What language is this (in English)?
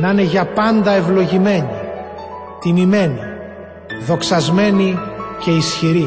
Greek